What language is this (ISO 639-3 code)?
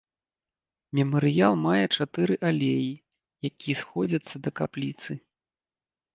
bel